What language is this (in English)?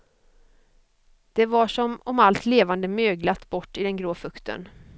Swedish